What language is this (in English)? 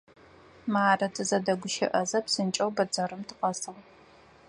Adyghe